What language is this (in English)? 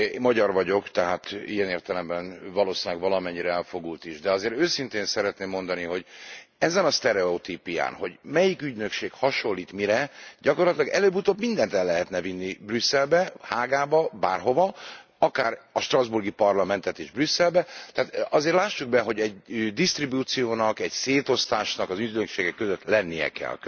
Hungarian